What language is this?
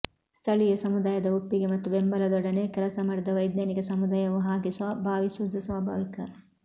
Kannada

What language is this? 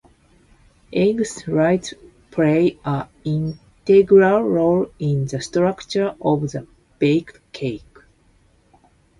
English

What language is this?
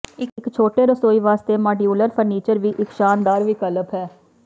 Punjabi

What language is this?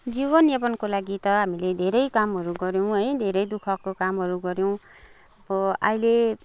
Nepali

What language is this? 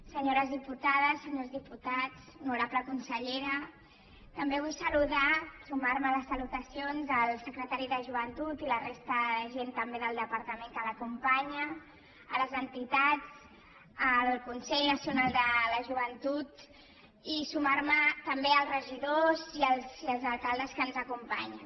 Catalan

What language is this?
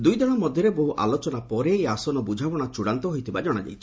Odia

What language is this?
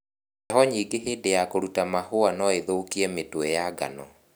Kikuyu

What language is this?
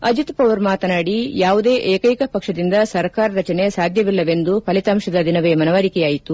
Kannada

